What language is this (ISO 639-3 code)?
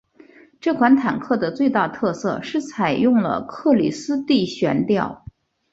zho